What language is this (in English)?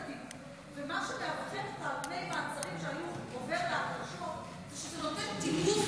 Hebrew